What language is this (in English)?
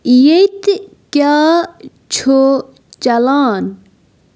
Kashmiri